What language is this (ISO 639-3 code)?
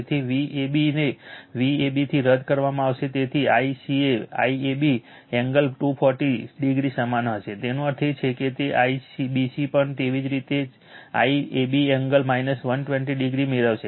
guj